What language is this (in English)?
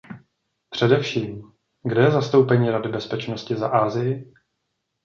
Czech